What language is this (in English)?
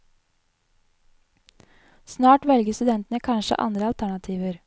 Norwegian